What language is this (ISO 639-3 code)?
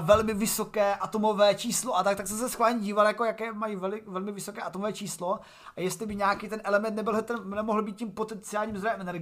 ces